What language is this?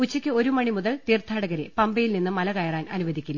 Malayalam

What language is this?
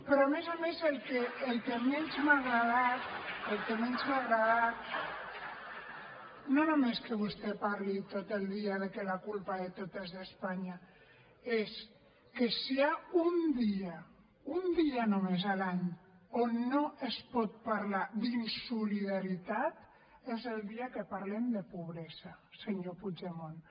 Catalan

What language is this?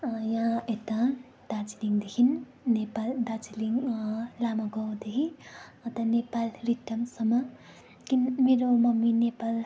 Nepali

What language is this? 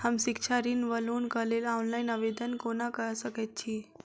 Maithili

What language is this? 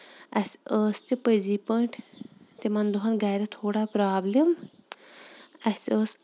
Kashmiri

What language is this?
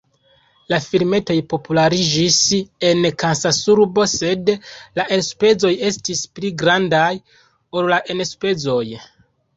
Esperanto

